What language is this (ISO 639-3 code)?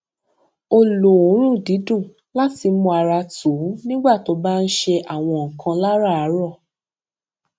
yor